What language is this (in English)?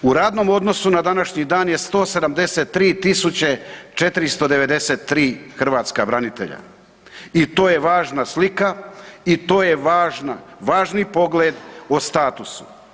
Croatian